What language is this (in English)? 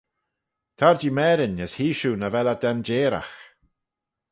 Manx